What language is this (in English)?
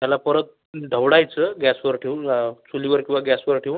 Marathi